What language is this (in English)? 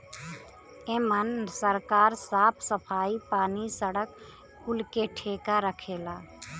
Bhojpuri